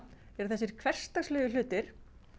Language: Icelandic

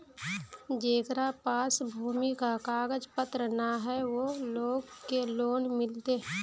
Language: Magahi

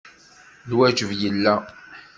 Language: Kabyle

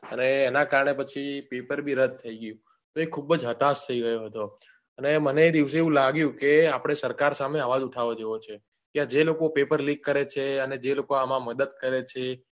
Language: Gujarati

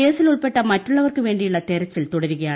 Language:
Malayalam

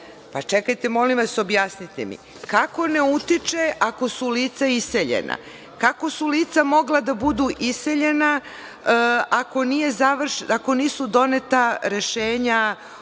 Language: Serbian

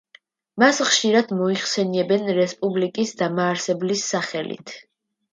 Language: Georgian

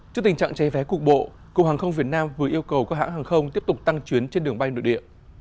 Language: Vietnamese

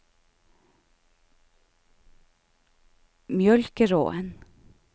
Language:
Norwegian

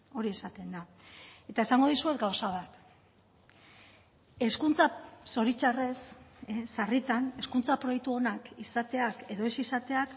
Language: Basque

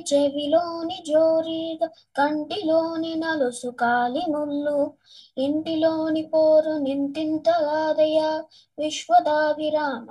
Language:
Telugu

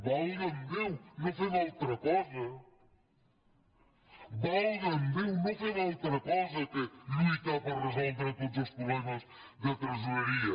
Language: Catalan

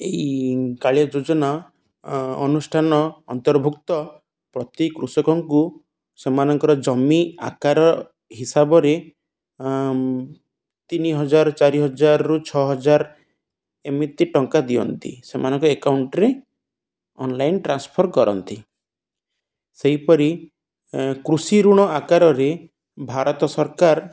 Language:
Odia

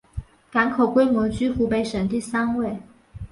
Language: Chinese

